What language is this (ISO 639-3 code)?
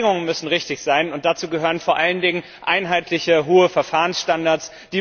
deu